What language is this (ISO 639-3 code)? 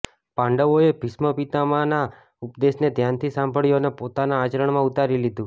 guj